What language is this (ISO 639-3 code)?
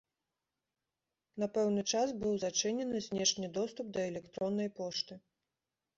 bel